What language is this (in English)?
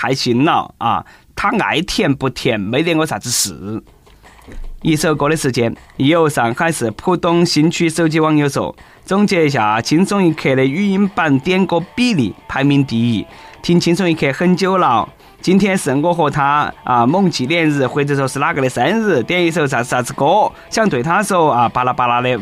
Chinese